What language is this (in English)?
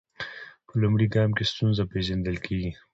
Pashto